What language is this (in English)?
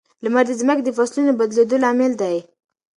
Pashto